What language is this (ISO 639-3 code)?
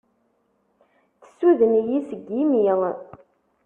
kab